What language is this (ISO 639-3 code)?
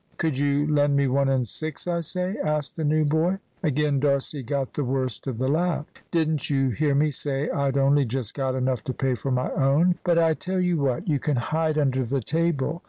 eng